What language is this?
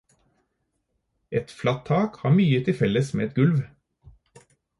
Norwegian Bokmål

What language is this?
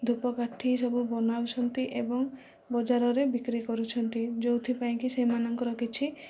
Odia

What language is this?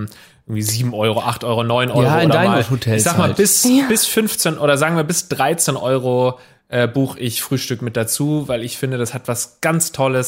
German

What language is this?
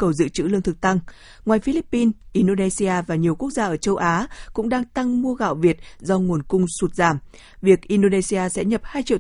Vietnamese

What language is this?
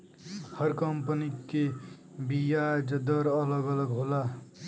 Bhojpuri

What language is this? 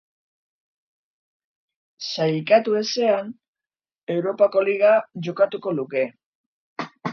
Basque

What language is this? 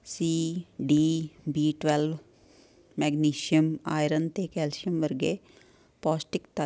Punjabi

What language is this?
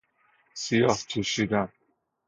Persian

